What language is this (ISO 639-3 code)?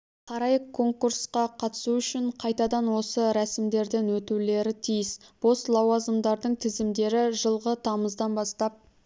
kaz